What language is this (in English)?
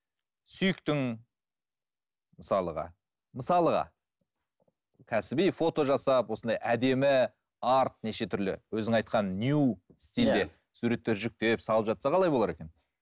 Kazakh